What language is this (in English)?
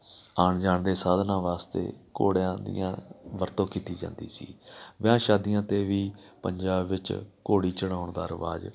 Punjabi